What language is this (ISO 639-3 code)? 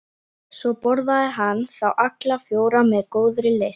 isl